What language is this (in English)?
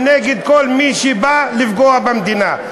Hebrew